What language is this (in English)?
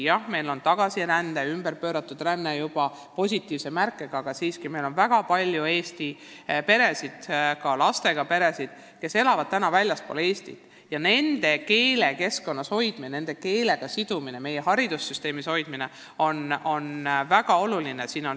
Estonian